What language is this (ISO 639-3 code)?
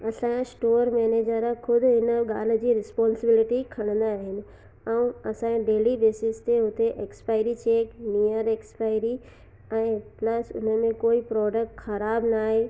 snd